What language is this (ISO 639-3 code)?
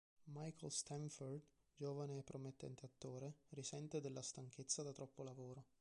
ita